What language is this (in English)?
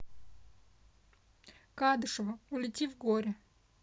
Russian